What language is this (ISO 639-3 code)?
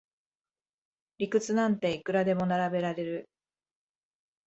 jpn